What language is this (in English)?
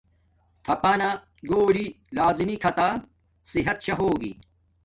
Domaaki